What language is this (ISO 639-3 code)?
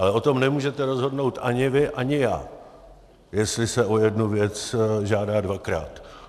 ces